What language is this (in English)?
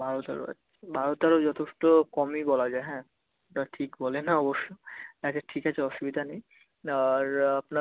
Bangla